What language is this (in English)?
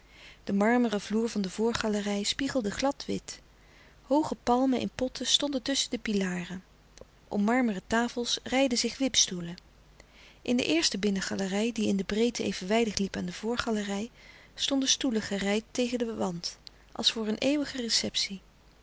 Dutch